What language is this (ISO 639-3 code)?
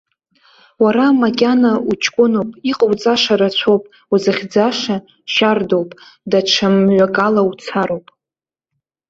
abk